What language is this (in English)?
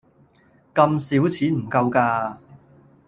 Cantonese